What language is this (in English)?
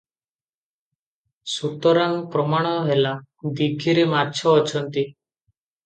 Odia